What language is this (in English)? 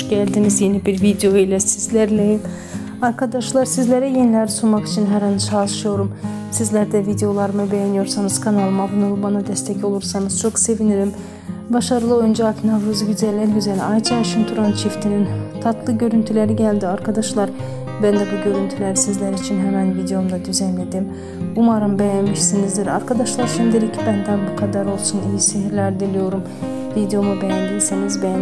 Turkish